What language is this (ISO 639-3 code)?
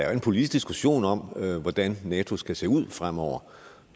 dan